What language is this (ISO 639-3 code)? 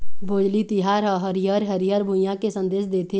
hne